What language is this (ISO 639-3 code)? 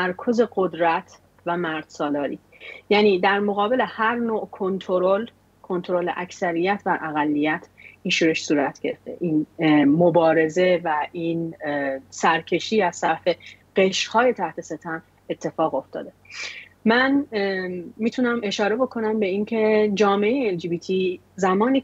fas